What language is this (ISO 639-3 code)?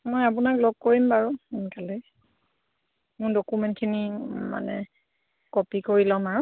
asm